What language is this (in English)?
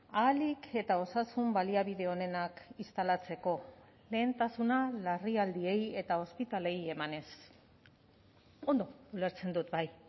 Basque